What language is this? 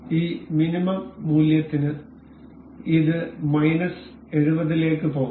Malayalam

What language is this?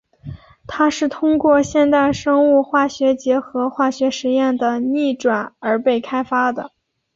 Chinese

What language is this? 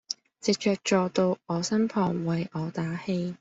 Cantonese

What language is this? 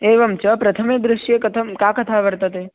Sanskrit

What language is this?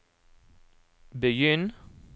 Norwegian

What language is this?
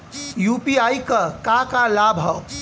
Bhojpuri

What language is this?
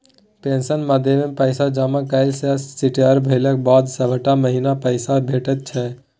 Maithili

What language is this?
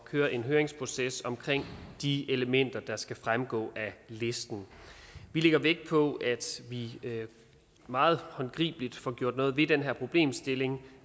Danish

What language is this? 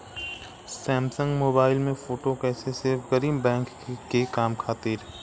Bhojpuri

